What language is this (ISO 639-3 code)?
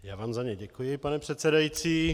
ces